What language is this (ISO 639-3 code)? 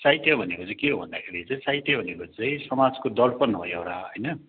nep